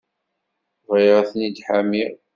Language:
Kabyle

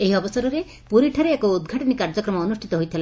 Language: Odia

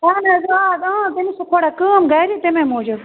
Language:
Kashmiri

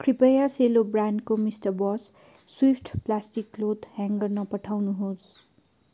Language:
Nepali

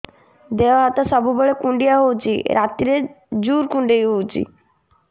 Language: Odia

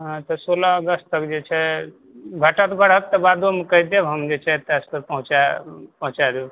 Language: Maithili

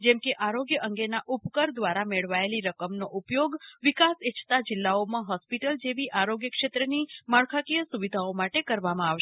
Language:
Gujarati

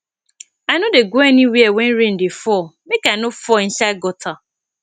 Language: Nigerian Pidgin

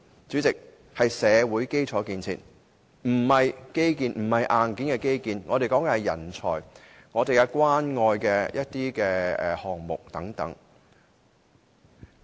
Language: Cantonese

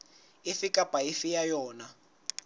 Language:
Southern Sotho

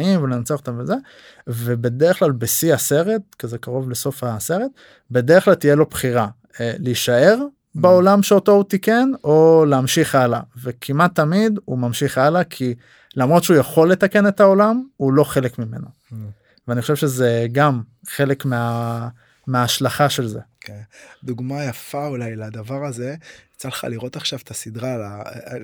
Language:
Hebrew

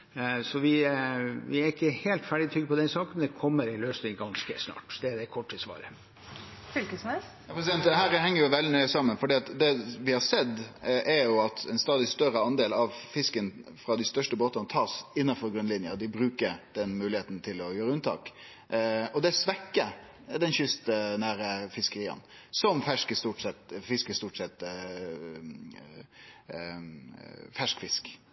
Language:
Norwegian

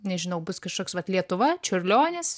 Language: Lithuanian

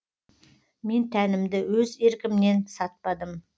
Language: Kazakh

